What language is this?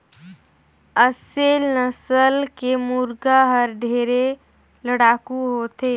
Chhattisgarhi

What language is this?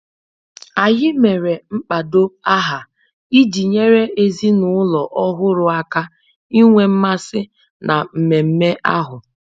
Igbo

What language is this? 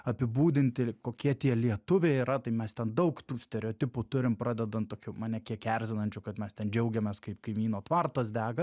Lithuanian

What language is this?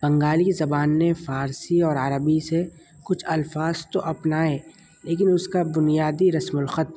Urdu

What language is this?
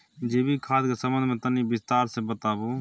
Maithili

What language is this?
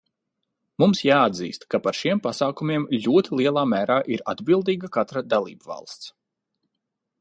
Latvian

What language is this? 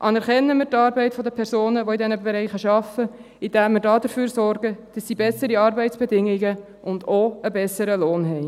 Swiss German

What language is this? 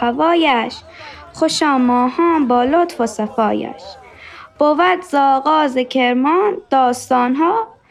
Persian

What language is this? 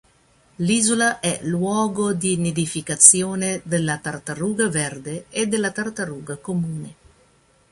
Italian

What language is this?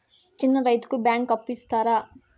Telugu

